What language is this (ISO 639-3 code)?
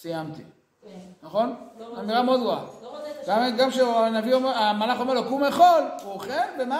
heb